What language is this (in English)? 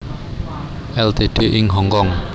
Javanese